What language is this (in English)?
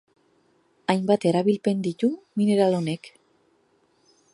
Basque